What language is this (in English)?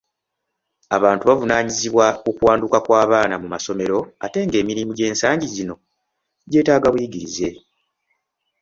Ganda